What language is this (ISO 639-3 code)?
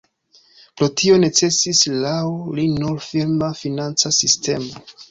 epo